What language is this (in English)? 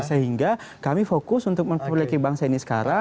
Indonesian